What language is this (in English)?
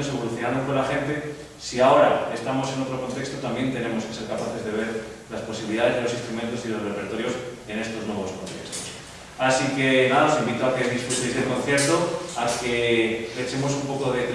Spanish